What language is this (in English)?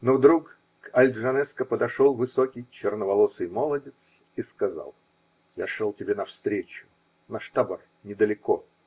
Russian